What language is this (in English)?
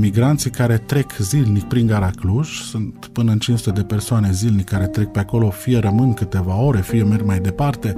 Romanian